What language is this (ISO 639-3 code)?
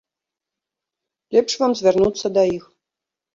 bel